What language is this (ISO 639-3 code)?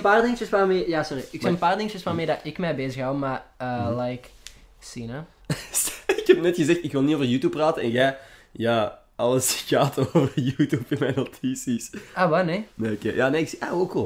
nld